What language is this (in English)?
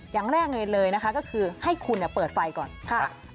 Thai